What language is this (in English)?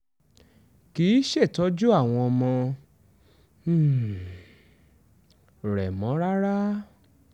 Yoruba